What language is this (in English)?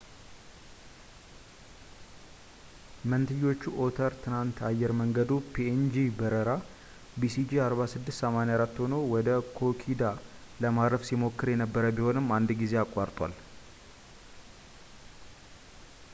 Amharic